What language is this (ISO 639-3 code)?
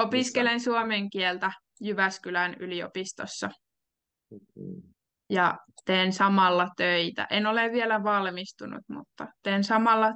fin